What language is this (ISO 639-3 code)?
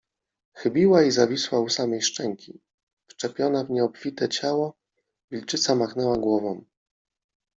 pol